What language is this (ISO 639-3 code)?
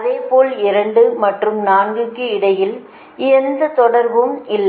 tam